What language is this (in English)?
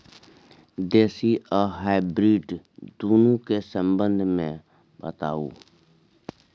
Maithili